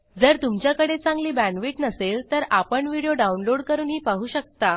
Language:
Marathi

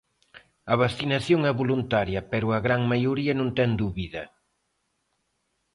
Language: Galician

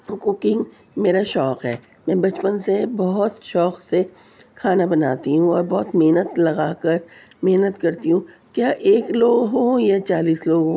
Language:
Urdu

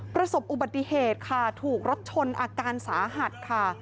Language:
Thai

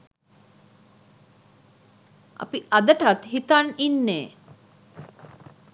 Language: Sinhala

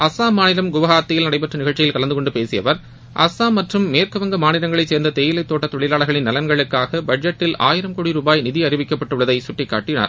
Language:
Tamil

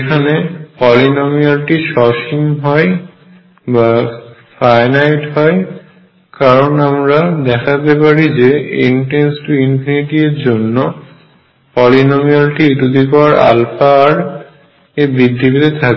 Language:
Bangla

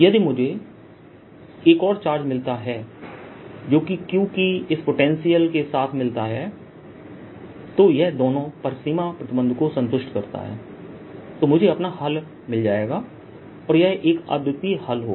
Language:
Hindi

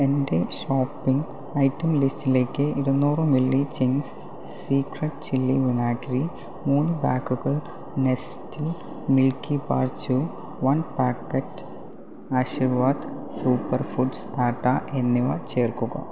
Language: Malayalam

